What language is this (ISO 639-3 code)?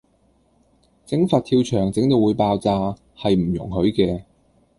yue